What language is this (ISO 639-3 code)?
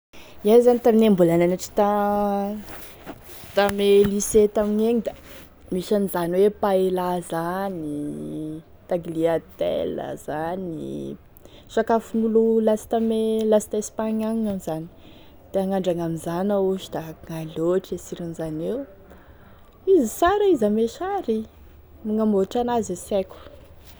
tkg